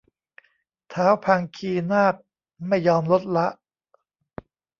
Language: Thai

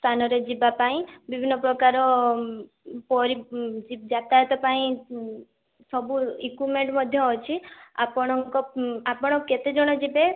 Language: Odia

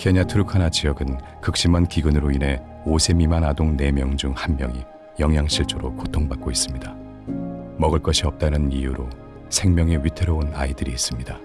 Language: Korean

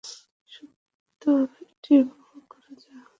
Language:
Bangla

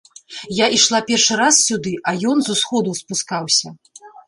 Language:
Belarusian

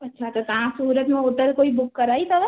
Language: Sindhi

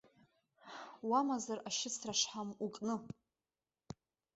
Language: Abkhazian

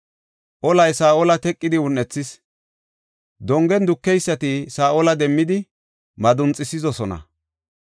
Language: Gofa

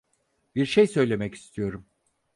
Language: Turkish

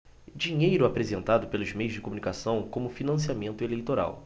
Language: Portuguese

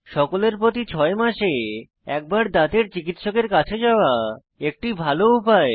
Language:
Bangla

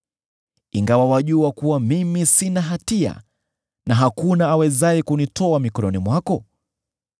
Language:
Swahili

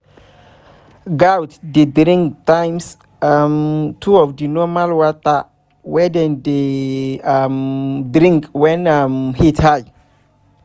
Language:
Nigerian Pidgin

